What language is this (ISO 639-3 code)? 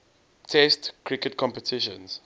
eng